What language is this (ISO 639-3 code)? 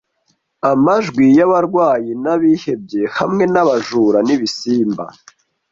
kin